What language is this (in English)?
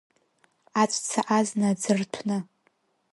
Abkhazian